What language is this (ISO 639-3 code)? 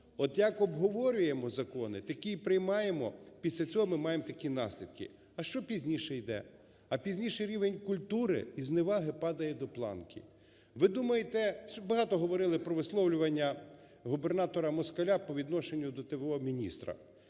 ukr